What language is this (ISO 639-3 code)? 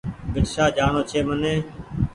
gig